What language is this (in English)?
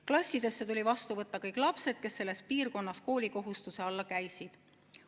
Estonian